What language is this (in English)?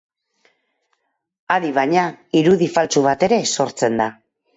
Basque